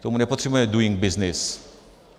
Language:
Czech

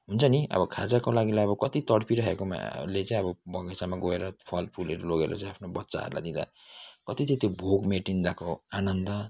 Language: Nepali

